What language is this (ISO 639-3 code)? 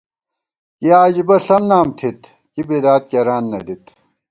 gwt